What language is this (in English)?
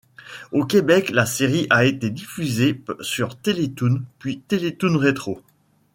French